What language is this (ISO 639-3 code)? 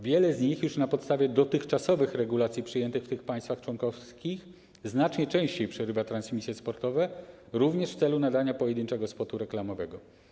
pol